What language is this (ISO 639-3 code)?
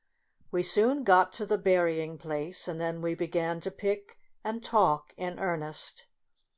eng